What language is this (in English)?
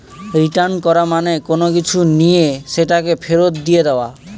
Bangla